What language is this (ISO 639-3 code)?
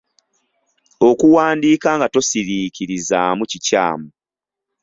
lug